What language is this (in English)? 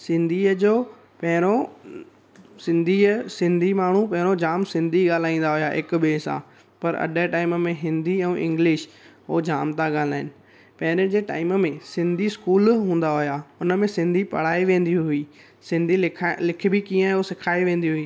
Sindhi